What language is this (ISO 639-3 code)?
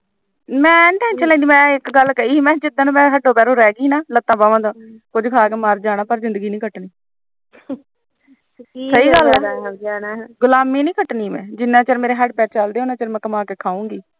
pan